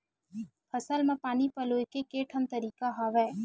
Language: Chhattisgarhi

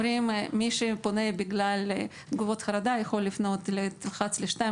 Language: Hebrew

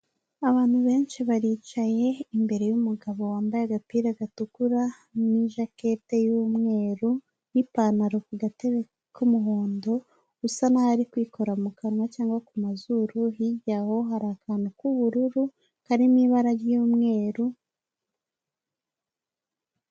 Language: Kinyarwanda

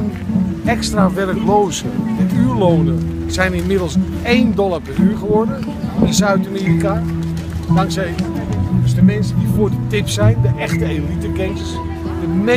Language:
Dutch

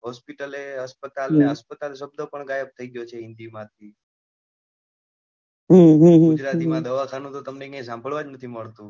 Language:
Gujarati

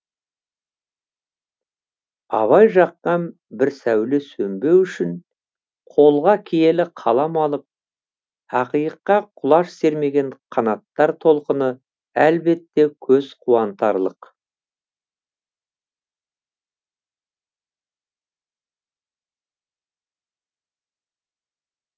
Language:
Kazakh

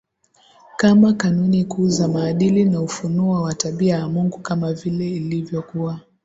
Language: Swahili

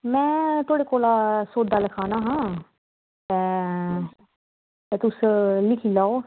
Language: Dogri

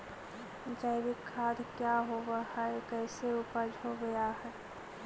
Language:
Magahi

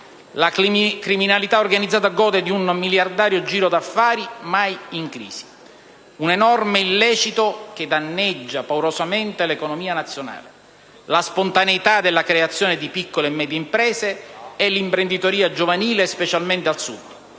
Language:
Italian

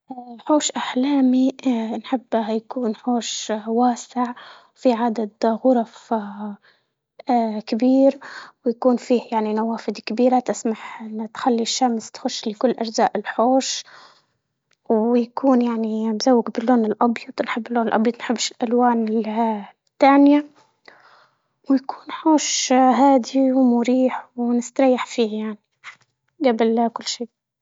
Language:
Libyan Arabic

